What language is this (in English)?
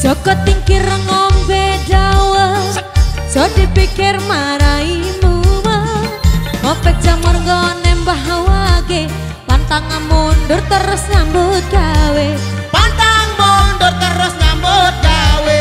Indonesian